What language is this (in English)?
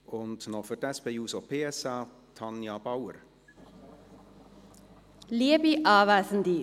Swiss German